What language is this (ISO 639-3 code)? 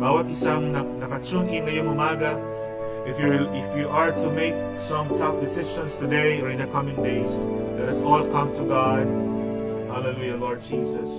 fil